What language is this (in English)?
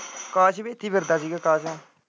Punjabi